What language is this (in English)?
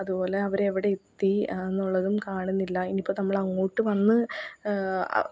Malayalam